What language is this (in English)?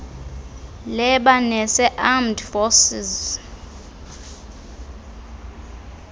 Xhosa